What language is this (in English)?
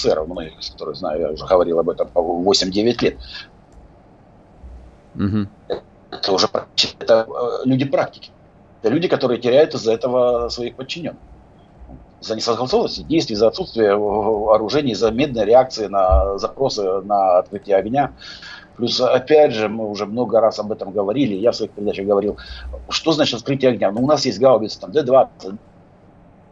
Russian